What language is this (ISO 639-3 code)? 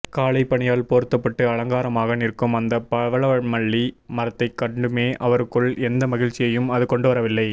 tam